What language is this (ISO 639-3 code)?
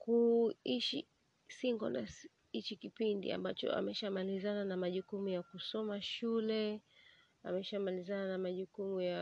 swa